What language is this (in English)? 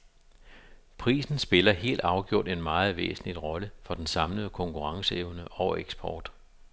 Danish